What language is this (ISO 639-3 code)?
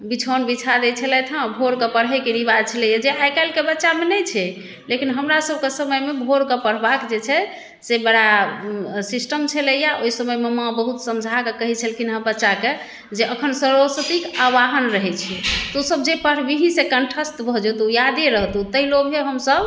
mai